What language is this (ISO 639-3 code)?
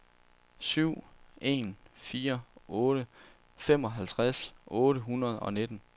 dan